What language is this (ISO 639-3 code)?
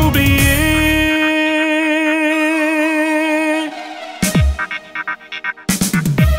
ron